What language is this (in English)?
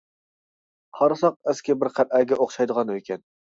Uyghur